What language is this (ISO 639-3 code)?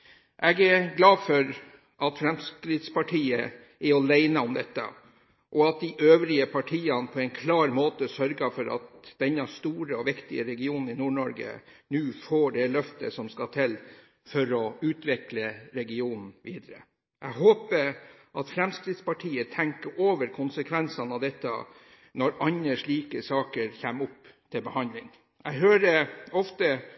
nob